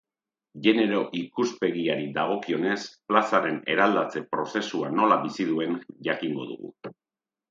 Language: Basque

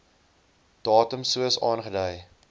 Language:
Afrikaans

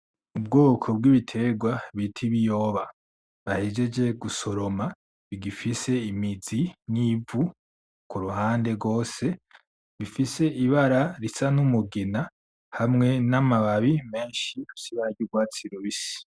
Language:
Rundi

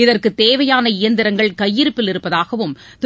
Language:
Tamil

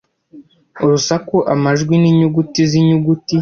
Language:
Kinyarwanda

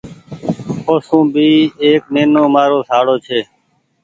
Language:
Goaria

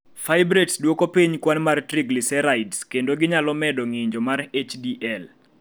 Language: Luo (Kenya and Tanzania)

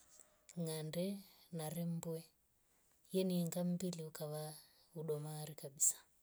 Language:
Rombo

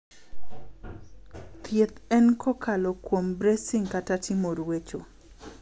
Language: Luo (Kenya and Tanzania)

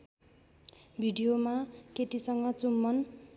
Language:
Nepali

